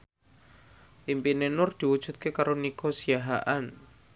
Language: Javanese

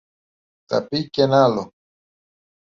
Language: Greek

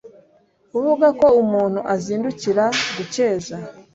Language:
Kinyarwanda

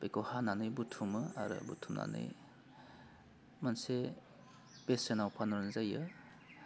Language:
Bodo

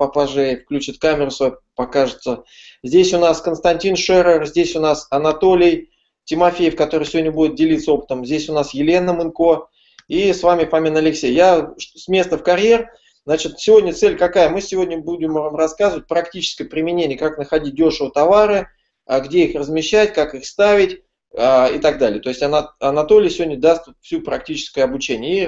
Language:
Russian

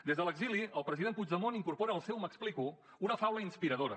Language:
Catalan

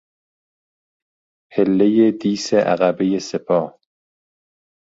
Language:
Persian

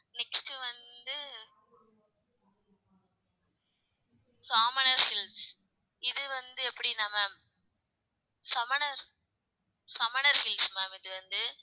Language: Tamil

